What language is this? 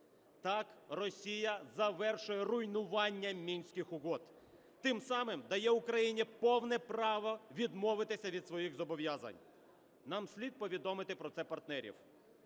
Ukrainian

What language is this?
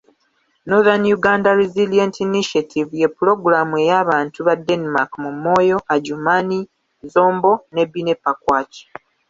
Ganda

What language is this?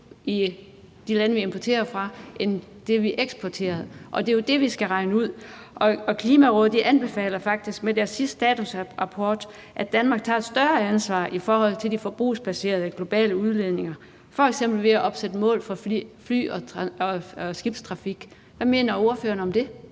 Danish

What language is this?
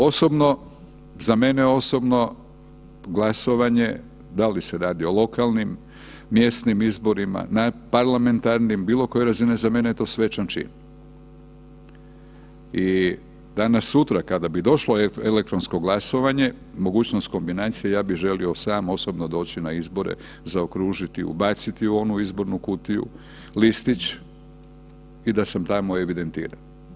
Croatian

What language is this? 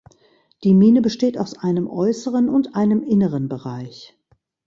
German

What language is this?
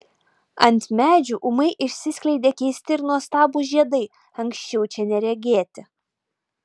Lithuanian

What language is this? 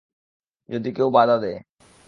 Bangla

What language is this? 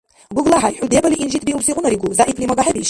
Dargwa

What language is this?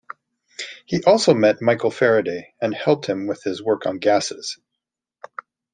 English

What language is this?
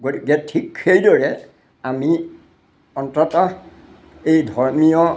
Assamese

